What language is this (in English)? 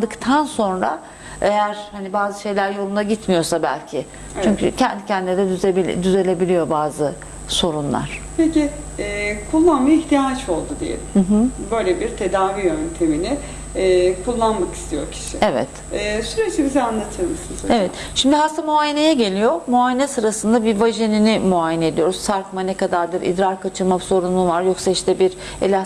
Turkish